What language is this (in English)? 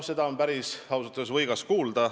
Estonian